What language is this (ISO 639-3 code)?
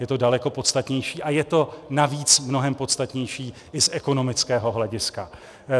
ces